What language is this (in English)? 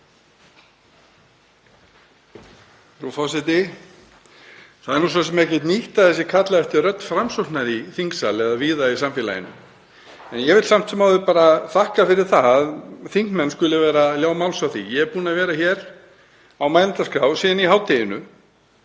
Icelandic